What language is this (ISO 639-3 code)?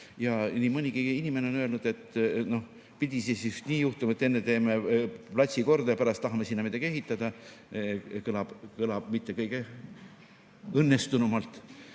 est